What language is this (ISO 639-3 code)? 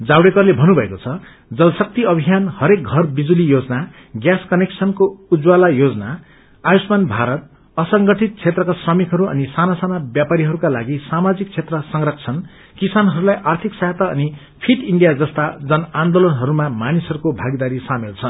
nep